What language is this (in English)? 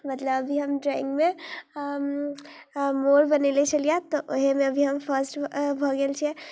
Maithili